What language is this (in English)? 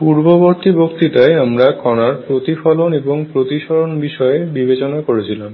Bangla